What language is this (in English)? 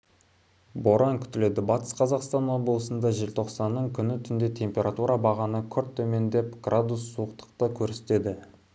Kazakh